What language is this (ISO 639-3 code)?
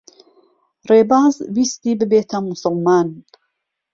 ckb